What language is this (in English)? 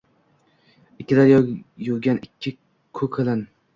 Uzbek